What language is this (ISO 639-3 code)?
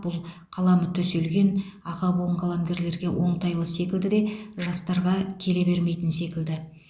kaz